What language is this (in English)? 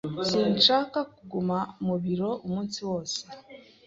Kinyarwanda